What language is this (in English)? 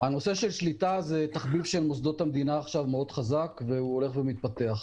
Hebrew